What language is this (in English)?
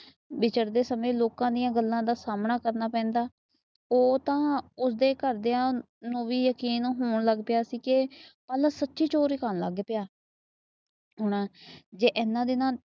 Punjabi